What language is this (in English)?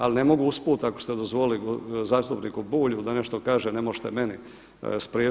Croatian